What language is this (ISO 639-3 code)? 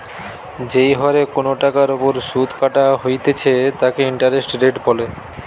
ben